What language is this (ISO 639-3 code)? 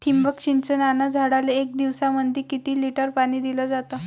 mar